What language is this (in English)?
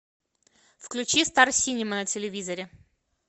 Russian